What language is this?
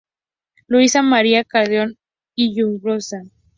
Spanish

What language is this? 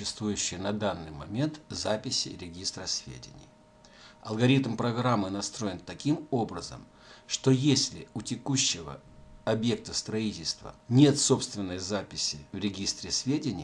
Russian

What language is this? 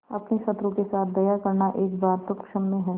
Hindi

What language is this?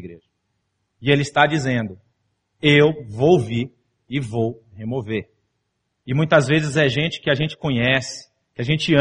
Portuguese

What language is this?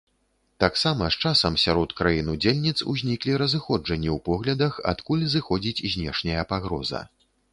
Belarusian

